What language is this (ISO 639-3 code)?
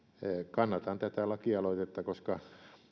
fin